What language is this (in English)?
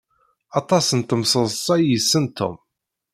Kabyle